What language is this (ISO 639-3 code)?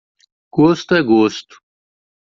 por